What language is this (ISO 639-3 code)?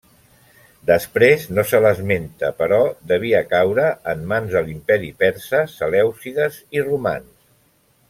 cat